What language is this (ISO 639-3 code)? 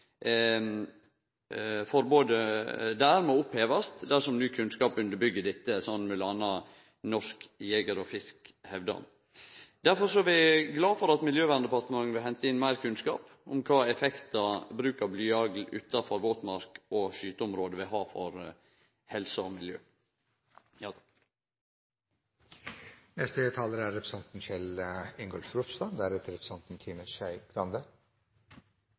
nno